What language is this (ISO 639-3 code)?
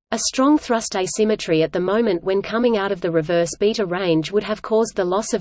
eng